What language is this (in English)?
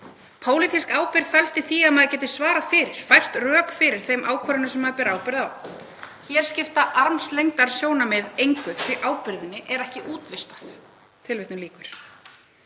Icelandic